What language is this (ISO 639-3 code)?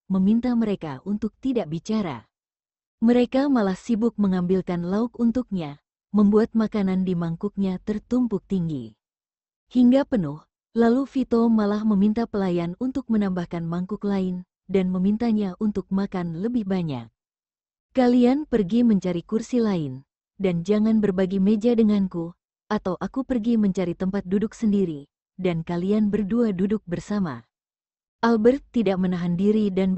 ind